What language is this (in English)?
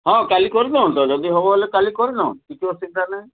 Odia